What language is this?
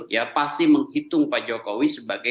Indonesian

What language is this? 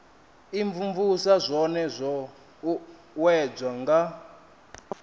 Venda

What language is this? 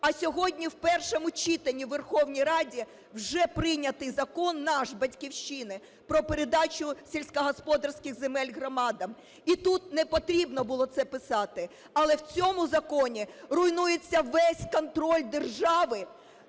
Ukrainian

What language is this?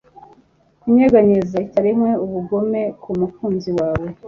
Kinyarwanda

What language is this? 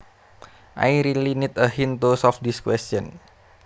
Javanese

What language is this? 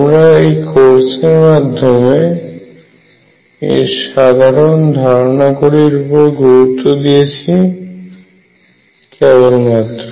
Bangla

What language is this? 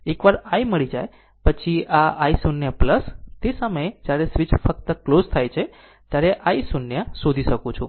Gujarati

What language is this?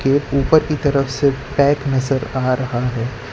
Hindi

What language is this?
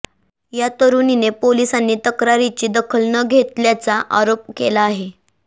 Marathi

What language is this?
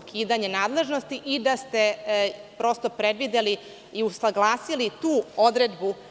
Serbian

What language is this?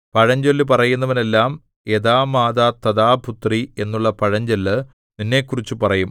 Malayalam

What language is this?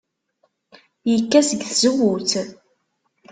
Kabyle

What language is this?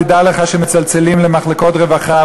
Hebrew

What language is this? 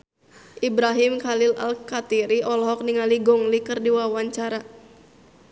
Sundanese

